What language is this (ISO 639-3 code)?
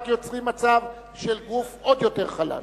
heb